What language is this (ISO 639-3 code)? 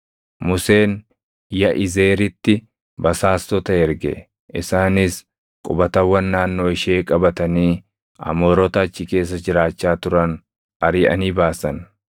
orm